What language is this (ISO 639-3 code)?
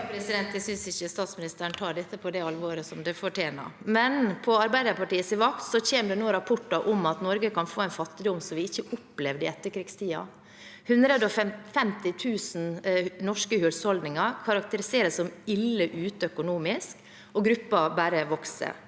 nor